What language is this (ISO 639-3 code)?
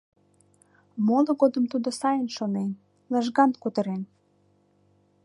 chm